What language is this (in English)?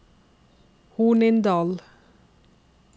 Norwegian